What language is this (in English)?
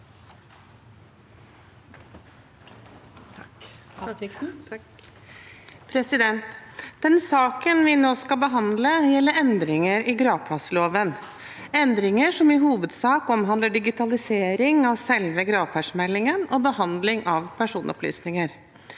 Norwegian